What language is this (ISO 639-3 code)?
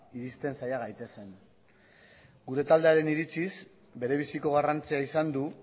eus